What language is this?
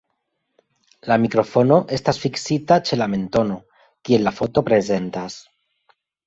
Esperanto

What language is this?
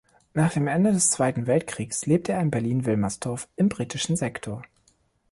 German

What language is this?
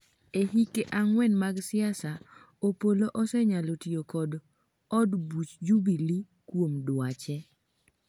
Luo (Kenya and Tanzania)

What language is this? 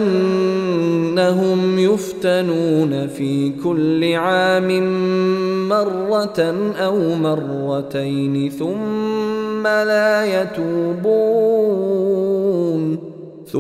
Arabic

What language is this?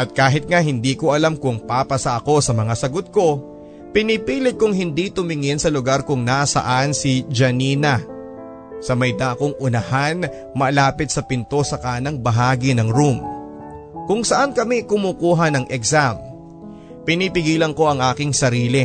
Filipino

